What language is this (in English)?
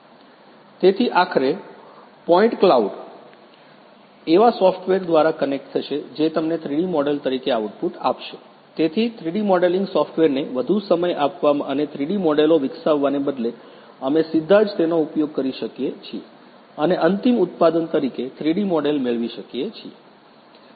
Gujarati